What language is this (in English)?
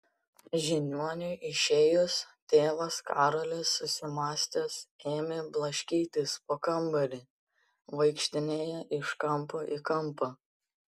Lithuanian